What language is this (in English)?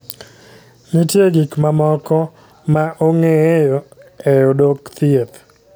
Luo (Kenya and Tanzania)